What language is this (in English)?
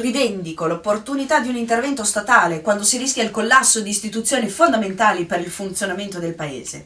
Italian